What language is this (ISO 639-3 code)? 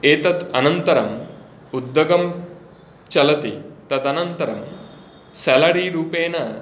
san